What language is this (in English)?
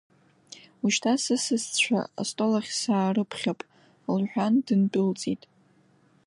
Abkhazian